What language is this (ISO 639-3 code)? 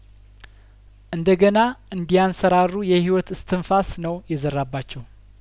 amh